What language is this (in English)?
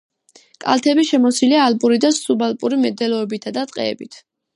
Georgian